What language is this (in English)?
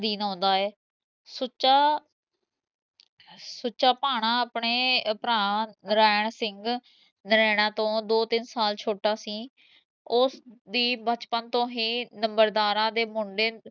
Punjabi